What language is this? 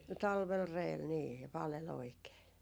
Finnish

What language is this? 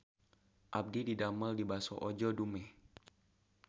Sundanese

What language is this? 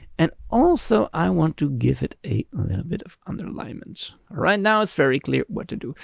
English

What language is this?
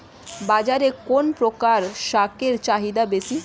Bangla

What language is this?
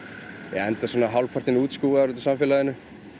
Icelandic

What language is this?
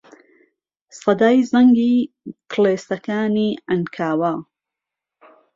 Central Kurdish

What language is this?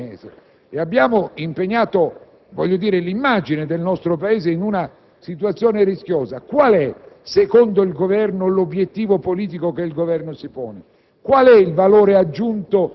Italian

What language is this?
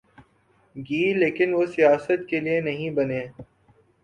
Urdu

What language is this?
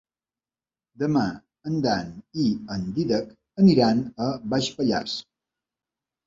Catalan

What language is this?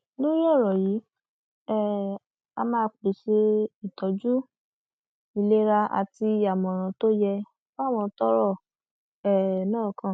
Yoruba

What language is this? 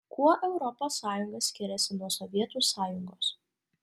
Lithuanian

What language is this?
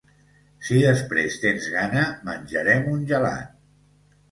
Catalan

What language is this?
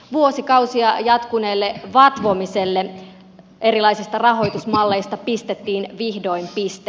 Finnish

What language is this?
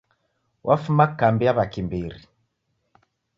Taita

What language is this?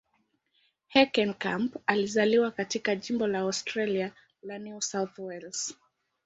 Swahili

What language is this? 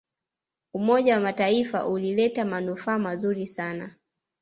Swahili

